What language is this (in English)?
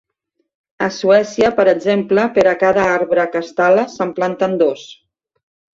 Catalan